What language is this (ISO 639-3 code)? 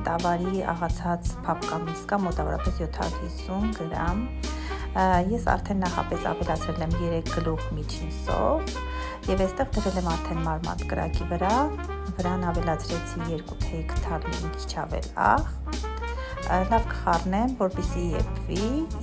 ron